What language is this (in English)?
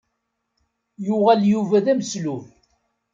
Kabyle